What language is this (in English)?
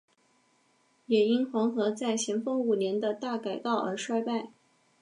Chinese